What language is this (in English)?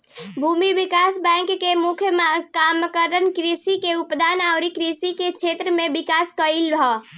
Bhojpuri